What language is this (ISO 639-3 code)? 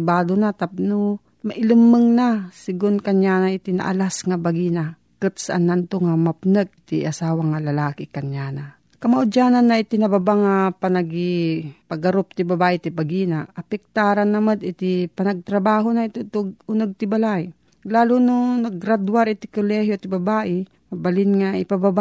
fil